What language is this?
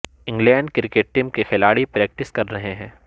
Urdu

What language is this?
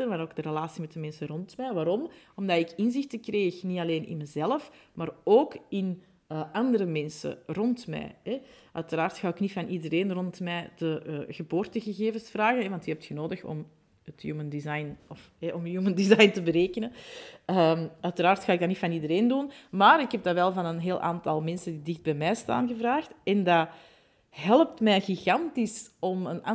Dutch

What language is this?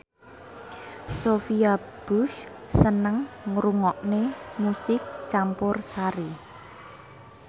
Javanese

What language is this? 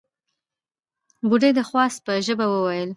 Pashto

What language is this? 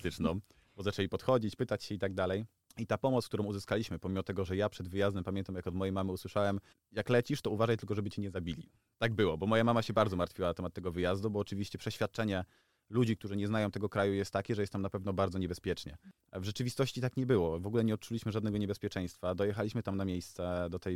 Polish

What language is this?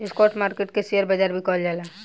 Bhojpuri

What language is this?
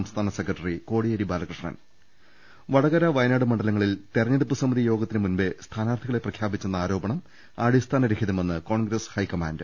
Malayalam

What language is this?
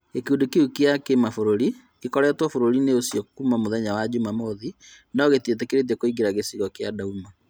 Kikuyu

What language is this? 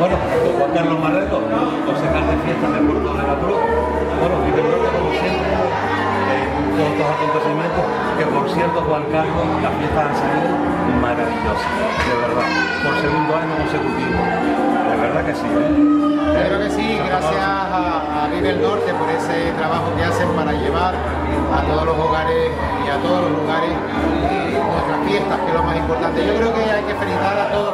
Spanish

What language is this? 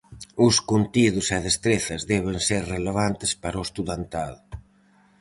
Galician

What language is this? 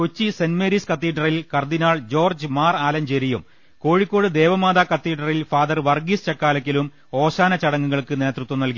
Malayalam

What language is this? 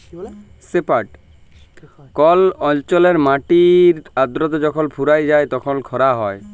Bangla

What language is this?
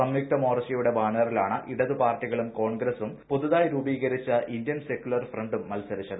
Malayalam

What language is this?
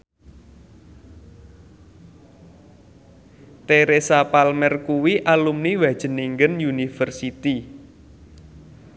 Javanese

